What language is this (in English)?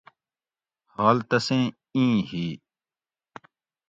Gawri